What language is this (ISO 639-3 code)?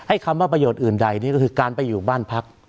tha